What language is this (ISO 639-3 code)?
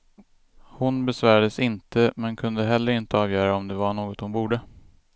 swe